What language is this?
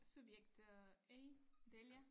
Danish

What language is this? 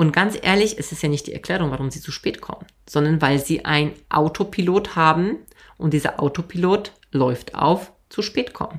German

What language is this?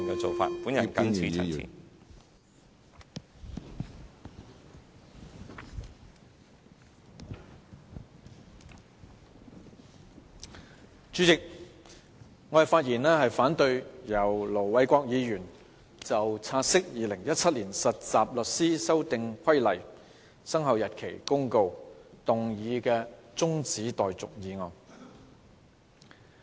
Cantonese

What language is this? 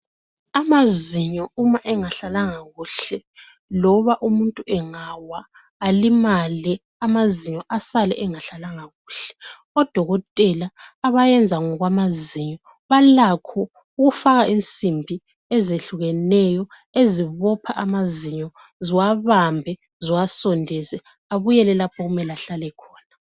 North Ndebele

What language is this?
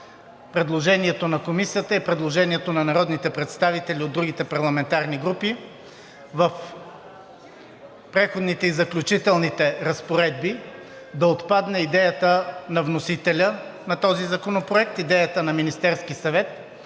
Bulgarian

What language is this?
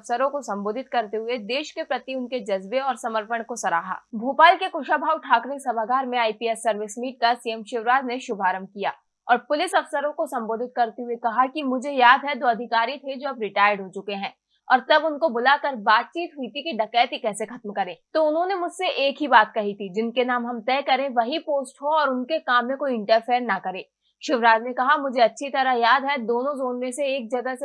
Hindi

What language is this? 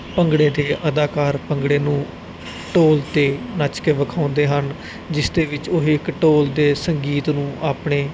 Punjabi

